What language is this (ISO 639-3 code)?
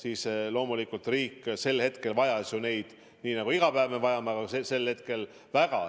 est